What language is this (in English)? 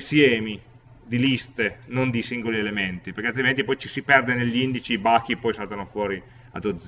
Italian